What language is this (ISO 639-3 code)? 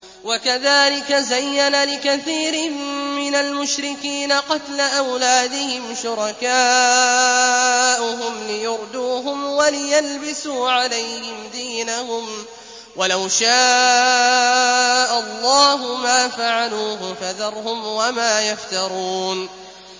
ara